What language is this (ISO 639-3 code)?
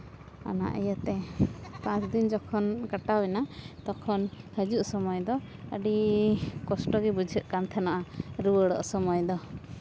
sat